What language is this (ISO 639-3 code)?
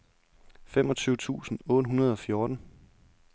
dan